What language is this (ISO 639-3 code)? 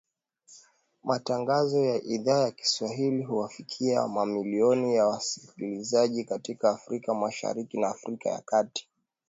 swa